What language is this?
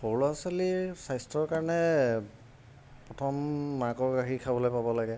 Assamese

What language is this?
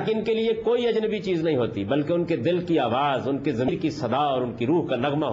Urdu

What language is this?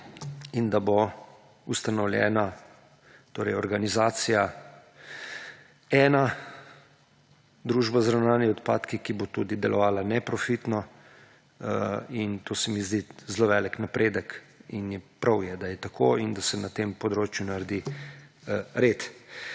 Slovenian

